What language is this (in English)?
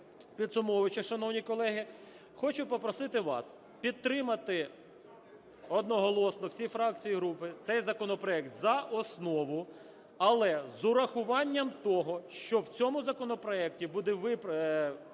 Ukrainian